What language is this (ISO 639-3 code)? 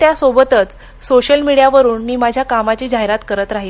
mar